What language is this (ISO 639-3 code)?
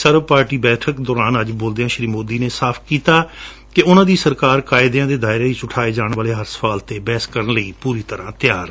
pan